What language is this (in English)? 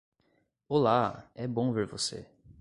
Portuguese